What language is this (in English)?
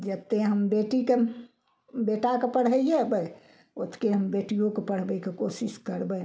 Maithili